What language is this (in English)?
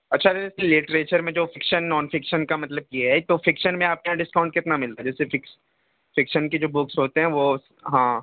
Urdu